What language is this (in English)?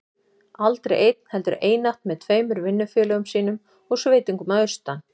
Icelandic